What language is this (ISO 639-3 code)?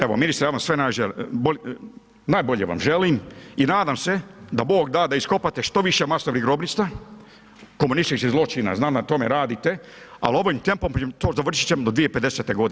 hrv